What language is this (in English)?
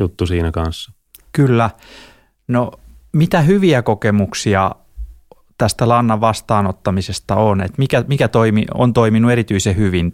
Finnish